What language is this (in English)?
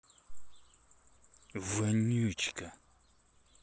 Russian